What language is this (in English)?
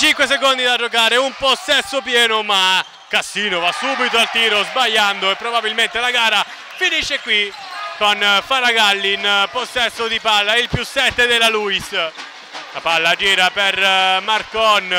Italian